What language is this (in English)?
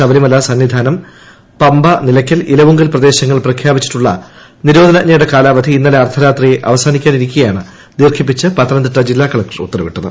Malayalam